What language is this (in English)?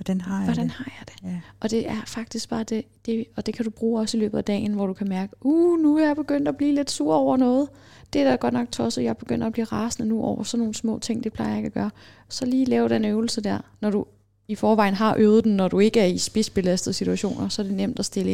Danish